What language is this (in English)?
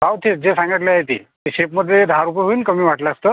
Marathi